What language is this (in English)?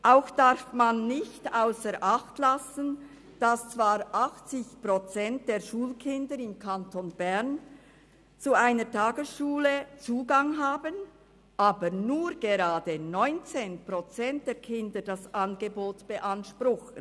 Swiss German